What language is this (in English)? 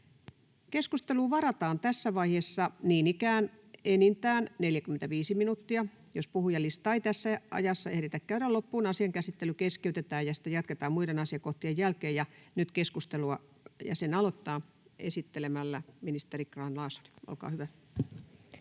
Finnish